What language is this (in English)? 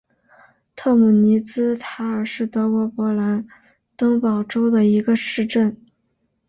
Chinese